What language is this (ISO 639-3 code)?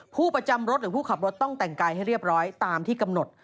tha